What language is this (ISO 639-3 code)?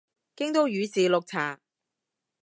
yue